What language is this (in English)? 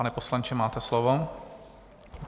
Czech